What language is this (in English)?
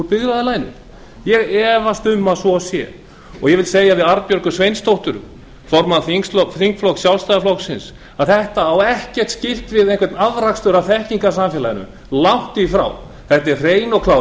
Icelandic